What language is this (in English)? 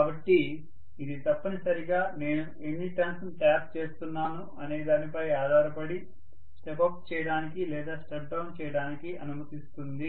Telugu